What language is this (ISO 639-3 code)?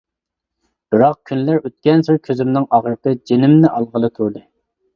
uig